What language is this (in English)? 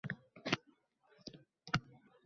Uzbek